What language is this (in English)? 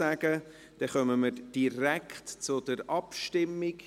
Swiss German